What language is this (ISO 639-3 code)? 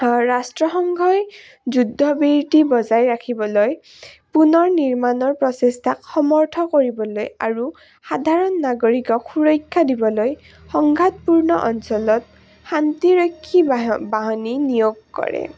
asm